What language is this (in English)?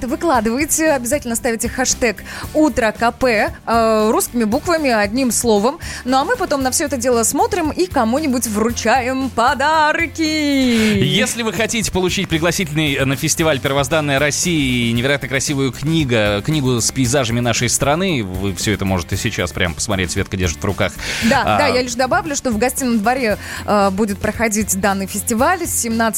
Russian